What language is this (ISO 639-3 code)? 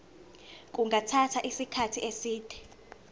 zul